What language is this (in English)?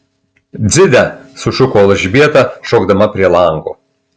Lithuanian